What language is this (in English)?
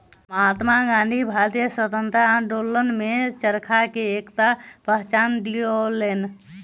Maithili